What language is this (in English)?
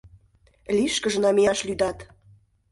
Mari